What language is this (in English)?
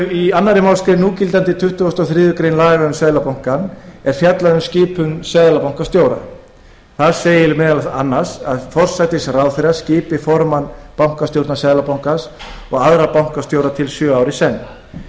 Icelandic